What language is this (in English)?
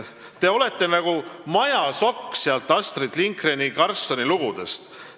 Estonian